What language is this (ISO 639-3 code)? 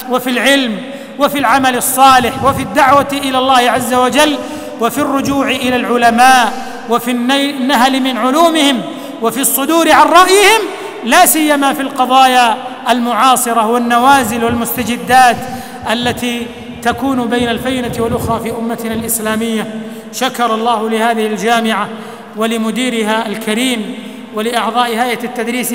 ara